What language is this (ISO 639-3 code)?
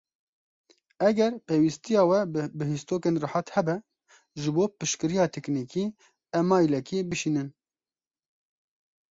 kur